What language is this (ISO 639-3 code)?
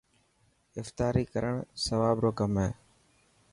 mki